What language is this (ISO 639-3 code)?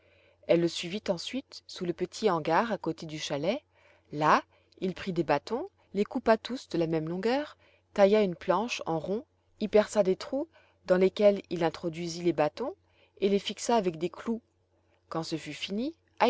fra